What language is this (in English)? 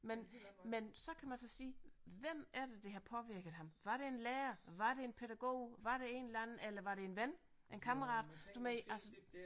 Danish